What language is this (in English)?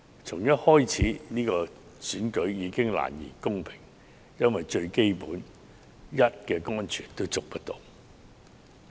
Cantonese